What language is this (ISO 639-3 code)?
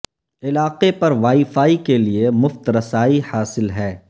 urd